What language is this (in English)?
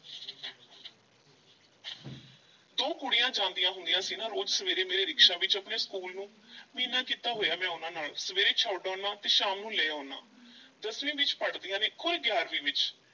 Punjabi